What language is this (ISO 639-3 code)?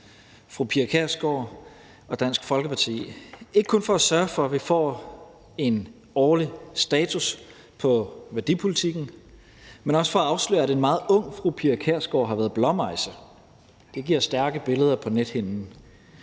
dan